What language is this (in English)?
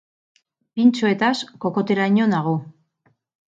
Basque